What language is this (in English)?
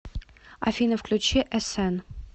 Russian